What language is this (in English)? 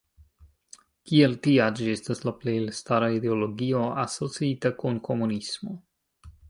Esperanto